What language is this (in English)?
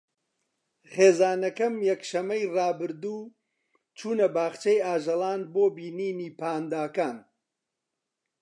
Central Kurdish